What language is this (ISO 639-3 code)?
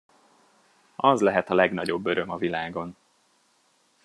hun